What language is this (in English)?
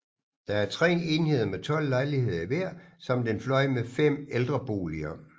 Danish